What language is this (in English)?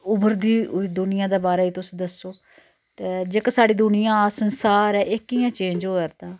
Dogri